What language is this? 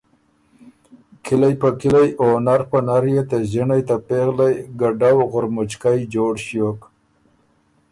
Ormuri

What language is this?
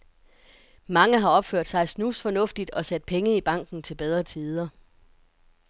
Danish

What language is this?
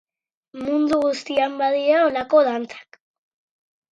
Basque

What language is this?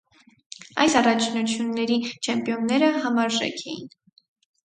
Armenian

